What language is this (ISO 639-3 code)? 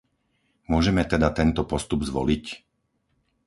slk